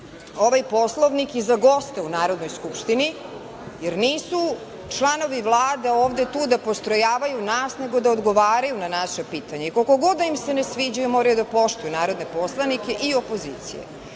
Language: Serbian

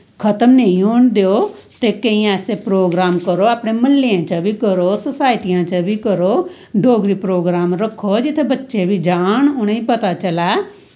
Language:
Dogri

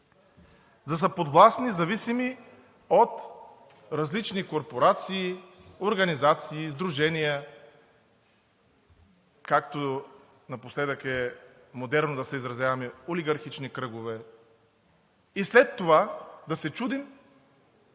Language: Bulgarian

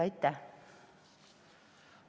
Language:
Estonian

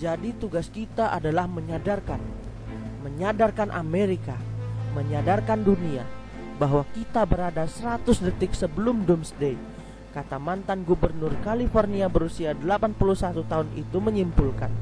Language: Indonesian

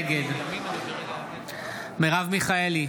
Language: Hebrew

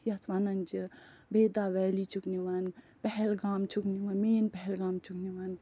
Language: Kashmiri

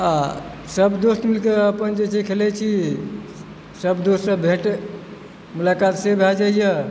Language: Maithili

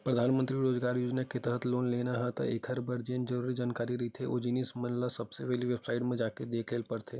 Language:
Chhattisgarhi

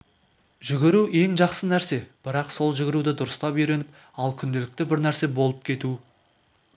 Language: Kazakh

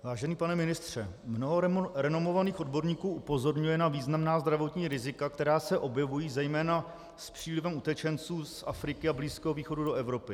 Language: Czech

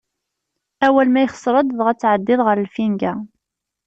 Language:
Kabyle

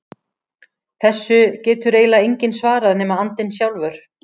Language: Icelandic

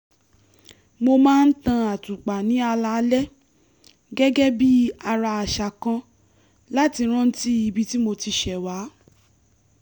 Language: Yoruba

